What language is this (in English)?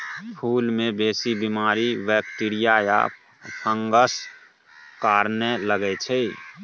Maithili